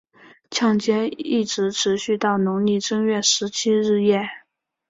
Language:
Chinese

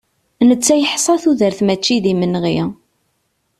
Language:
Kabyle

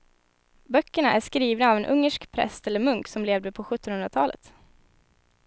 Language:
Swedish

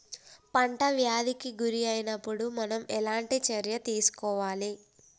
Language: Telugu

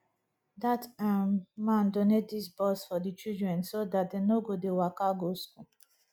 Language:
Nigerian Pidgin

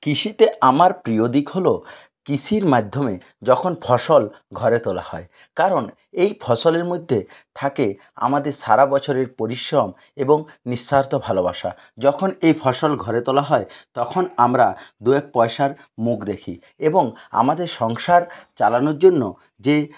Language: Bangla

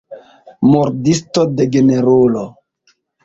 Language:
Esperanto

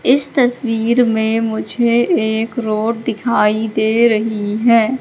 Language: Hindi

